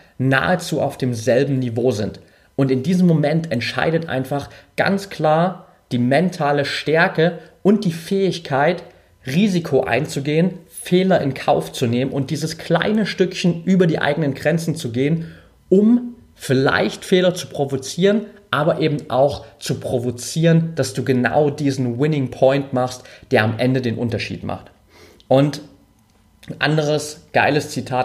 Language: German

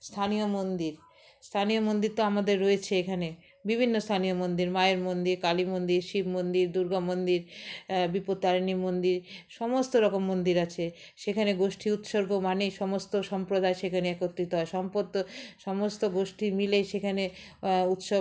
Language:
Bangla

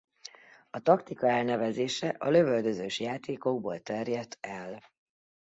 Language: Hungarian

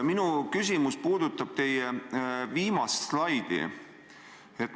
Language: Estonian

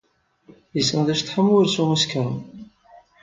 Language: Kabyle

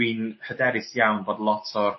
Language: Welsh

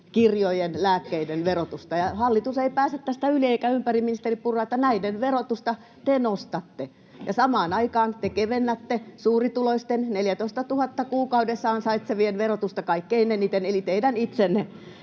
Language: Finnish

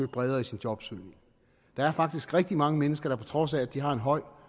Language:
Danish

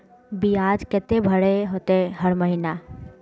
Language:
Magahi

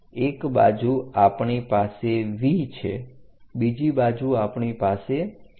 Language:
Gujarati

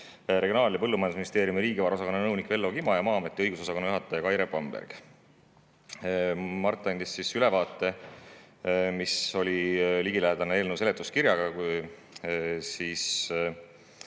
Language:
Estonian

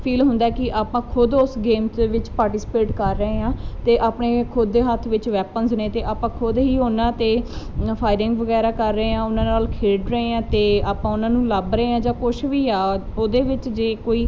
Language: Punjabi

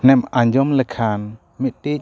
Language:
Santali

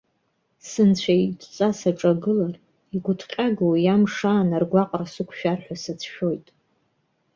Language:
Abkhazian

